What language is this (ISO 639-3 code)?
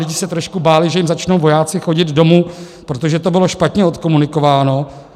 ces